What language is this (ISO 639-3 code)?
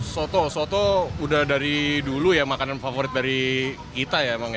ind